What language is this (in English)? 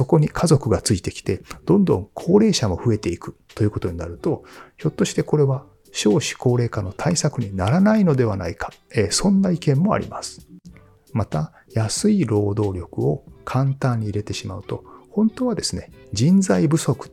Japanese